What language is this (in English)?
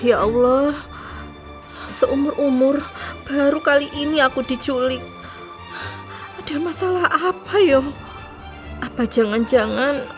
Indonesian